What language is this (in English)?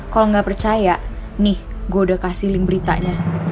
Indonesian